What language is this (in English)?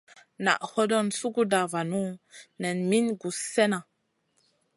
Masana